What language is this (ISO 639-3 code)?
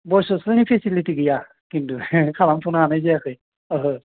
brx